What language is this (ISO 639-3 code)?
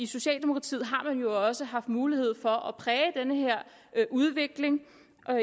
dan